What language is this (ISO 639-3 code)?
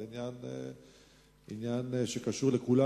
heb